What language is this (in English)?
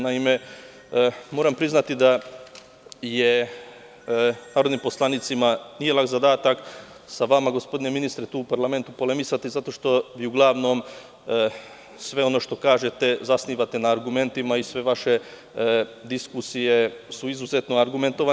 Serbian